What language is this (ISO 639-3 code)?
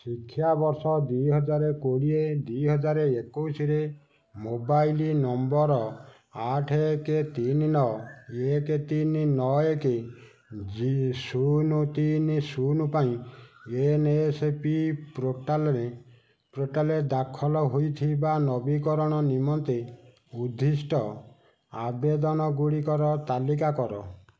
ori